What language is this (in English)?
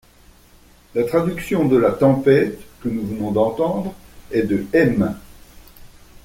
French